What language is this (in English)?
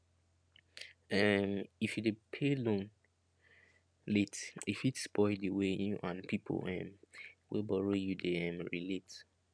Nigerian Pidgin